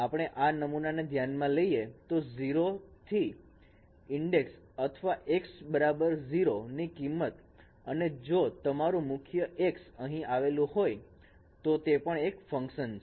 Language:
Gujarati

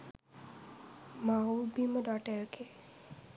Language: Sinhala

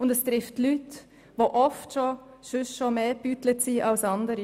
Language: Swiss German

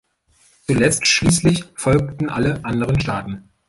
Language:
German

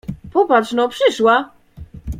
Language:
Polish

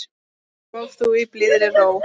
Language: Icelandic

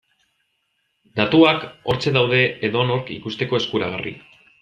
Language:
Basque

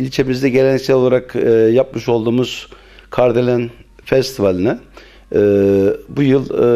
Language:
Turkish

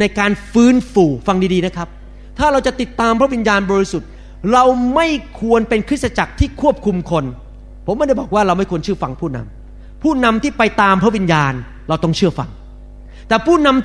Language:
Thai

